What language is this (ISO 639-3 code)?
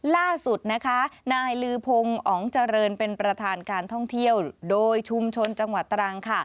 tha